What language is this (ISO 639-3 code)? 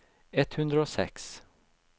nor